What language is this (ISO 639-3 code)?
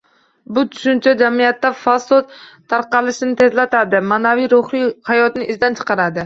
uzb